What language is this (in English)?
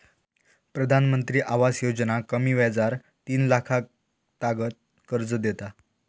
Marathi